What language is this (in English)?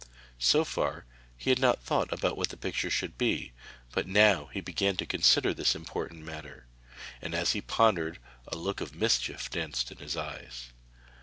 English